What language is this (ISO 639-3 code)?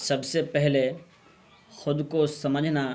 urd